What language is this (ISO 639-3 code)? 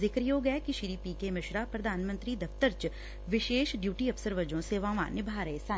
pan